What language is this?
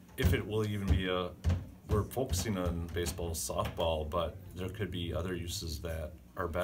English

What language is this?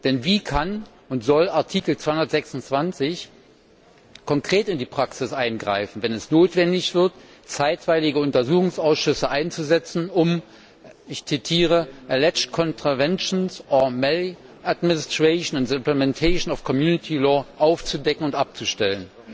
German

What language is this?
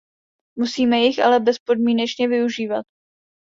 Czech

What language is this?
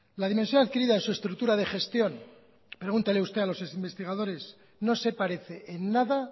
Spanish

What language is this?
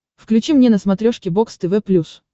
Russian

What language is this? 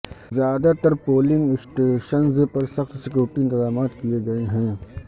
Urdu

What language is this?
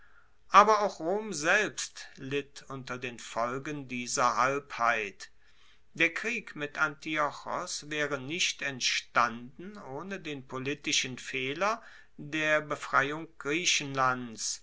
German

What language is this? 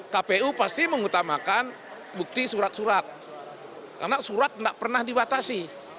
Indonesian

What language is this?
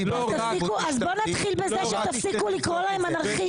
Hebrew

